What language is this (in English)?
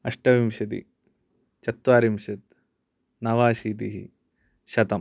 Sanskrit